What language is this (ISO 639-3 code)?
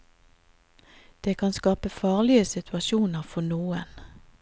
nor